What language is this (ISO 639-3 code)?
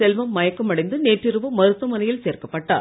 tam